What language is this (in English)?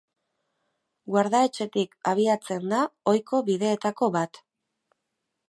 Basque